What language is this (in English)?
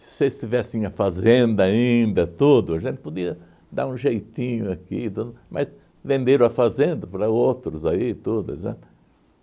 Portuguese